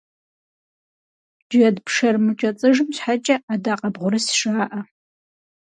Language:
Kabardian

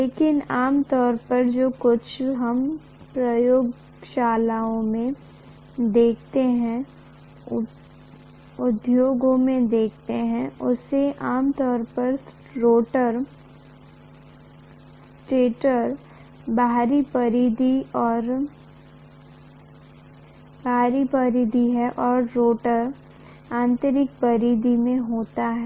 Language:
Hindi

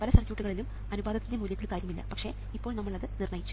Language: Malayalam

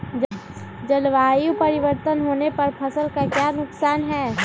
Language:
Magahi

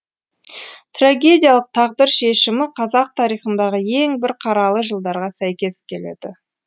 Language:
Kazakh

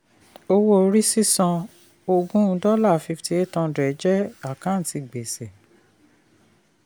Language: Yoruba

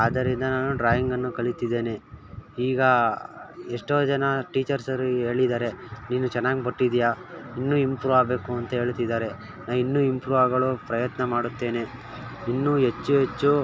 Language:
Kannada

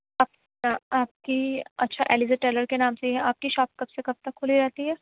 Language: Urdu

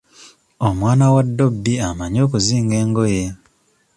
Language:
Ganda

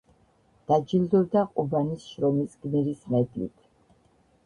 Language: Georgian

